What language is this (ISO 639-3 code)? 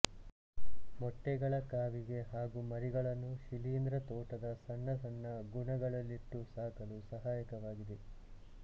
kan